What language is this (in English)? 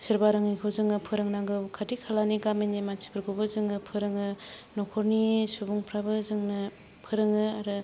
Bodo